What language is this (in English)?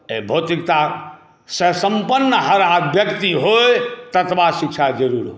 Maithili